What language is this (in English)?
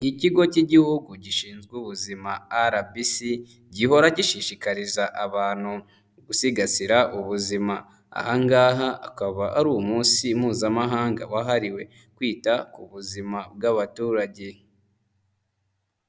Kinyarwanda